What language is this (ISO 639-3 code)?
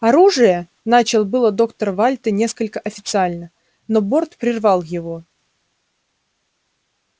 rus